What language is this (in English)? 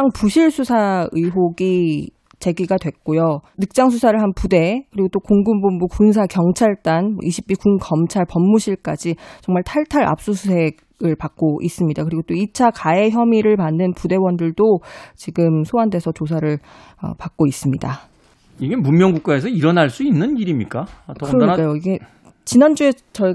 Korean